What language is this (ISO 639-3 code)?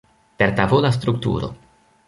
epo